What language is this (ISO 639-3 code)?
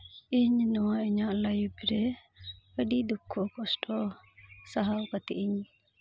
sat